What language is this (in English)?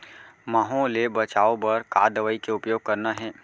Chhattisgarhi